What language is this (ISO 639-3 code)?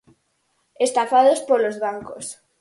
glg